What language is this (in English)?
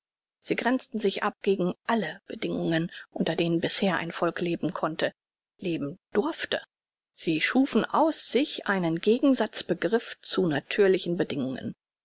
German